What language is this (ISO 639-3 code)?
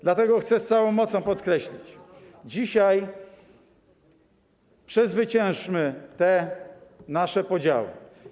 pol